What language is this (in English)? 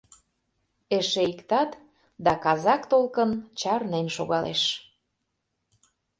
Mari